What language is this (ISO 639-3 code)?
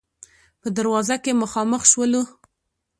pus